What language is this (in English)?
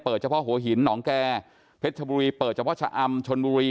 Thai